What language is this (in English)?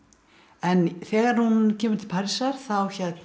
Icelandic